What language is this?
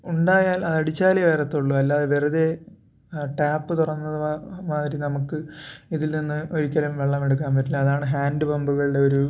Malayalam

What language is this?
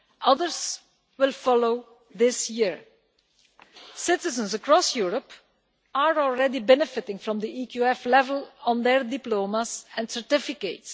English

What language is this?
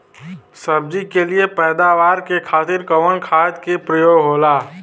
Bhojpuri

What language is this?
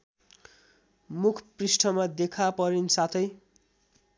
Nepali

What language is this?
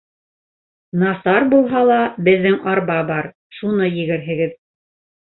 Bashkir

